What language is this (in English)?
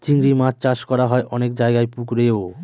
Bangla